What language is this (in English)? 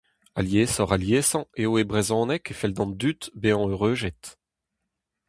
Breton